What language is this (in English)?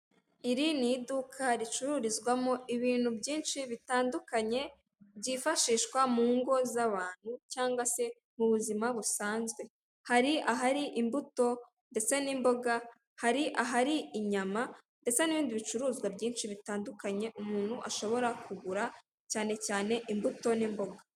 Kinyarwanda